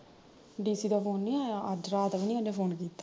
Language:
Punjabi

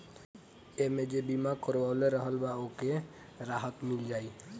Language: Bhojpuri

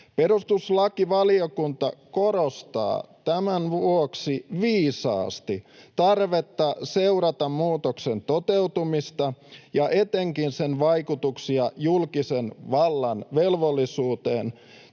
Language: Finnish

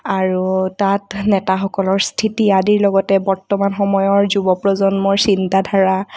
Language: Assamese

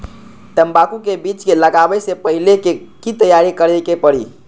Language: Magahi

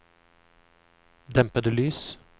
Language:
Norwegian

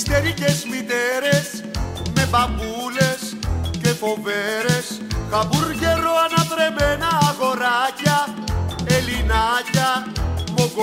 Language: Greek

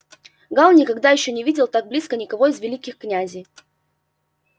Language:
Russian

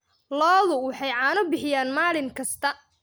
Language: Somali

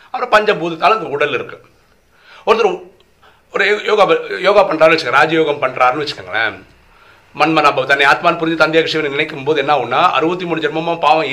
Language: Tamil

